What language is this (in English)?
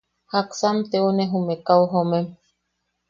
Yaqui